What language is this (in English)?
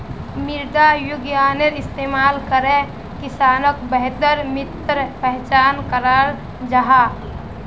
Magahi